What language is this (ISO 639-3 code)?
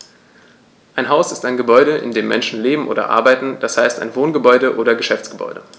deu